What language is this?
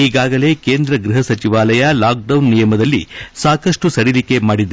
Kannada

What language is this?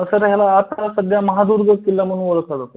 Marathi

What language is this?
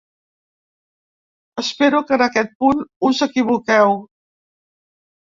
Catalan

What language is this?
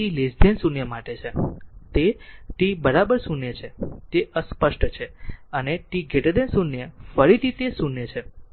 Gujarati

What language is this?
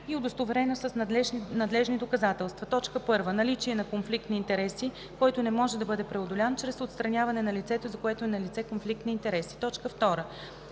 Bulgarian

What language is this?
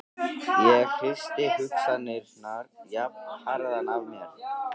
Icelandic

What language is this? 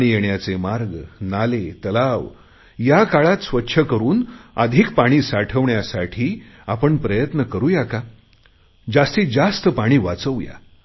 Marathi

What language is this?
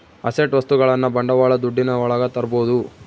Kannada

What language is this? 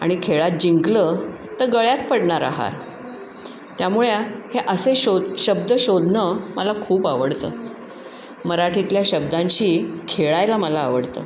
Marathi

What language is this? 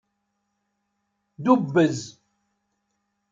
Kabyle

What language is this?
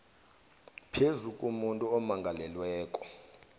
South Ndebele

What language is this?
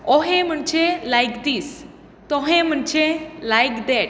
Konkani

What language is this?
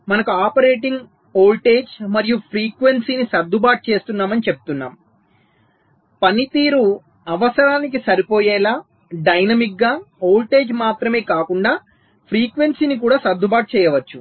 Telugu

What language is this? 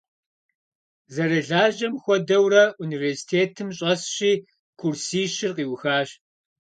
Kabardian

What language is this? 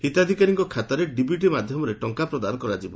Odia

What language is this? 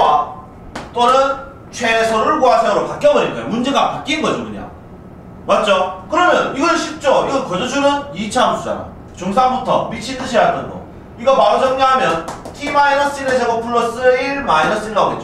Korean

